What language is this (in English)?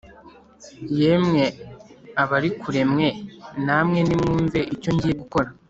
Kinyarwanda